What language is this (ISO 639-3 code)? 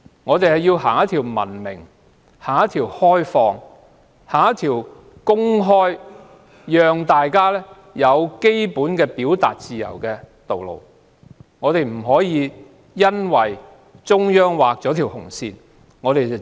yue